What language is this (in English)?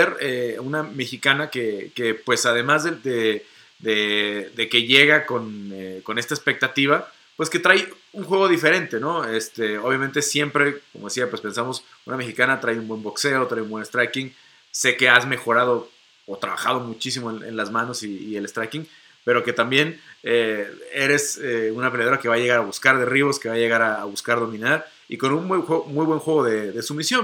Spanish